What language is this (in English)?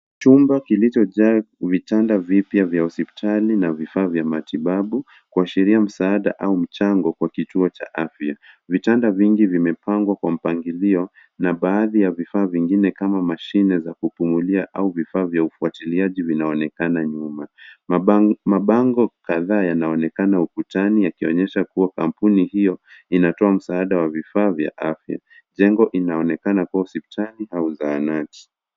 Swahili